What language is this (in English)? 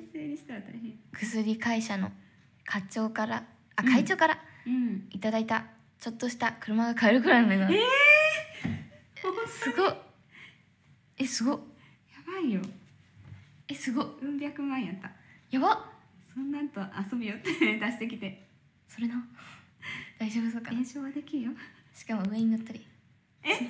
Japanese